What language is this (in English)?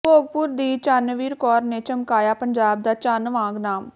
Punjabi